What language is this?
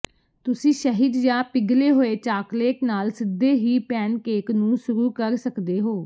Punjabi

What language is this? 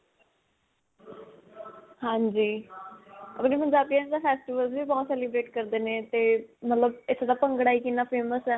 Punjabi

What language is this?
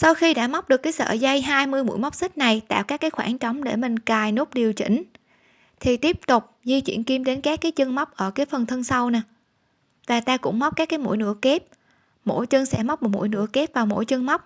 Vietnamese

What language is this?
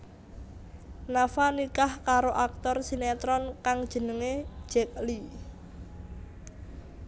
Javanese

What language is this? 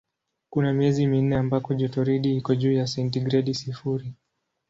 Swahili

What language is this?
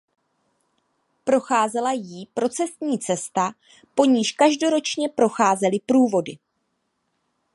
Czech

